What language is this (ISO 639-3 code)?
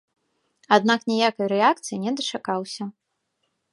bel